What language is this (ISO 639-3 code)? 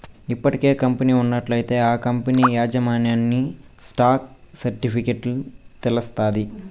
tel